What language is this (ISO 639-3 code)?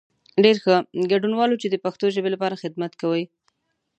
pus